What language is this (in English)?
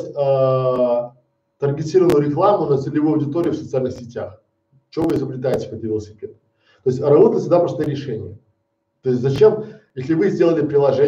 Russian